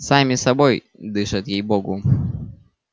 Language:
Russian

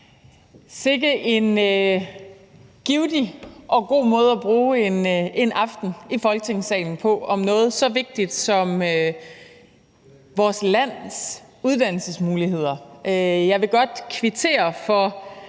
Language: Danish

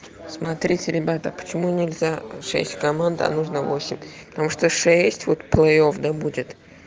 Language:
Russian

